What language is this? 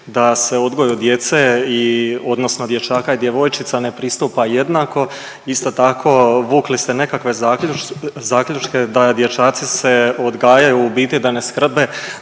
Croatian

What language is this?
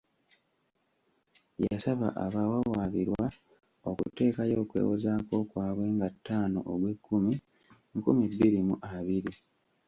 Ganda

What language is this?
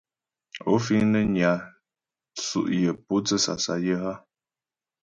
Ghomala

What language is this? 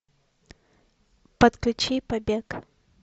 Russian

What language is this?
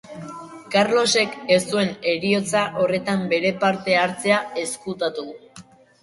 Basque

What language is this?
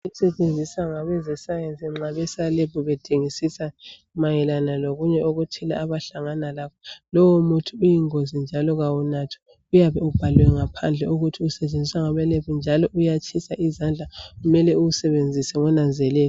North Ndebele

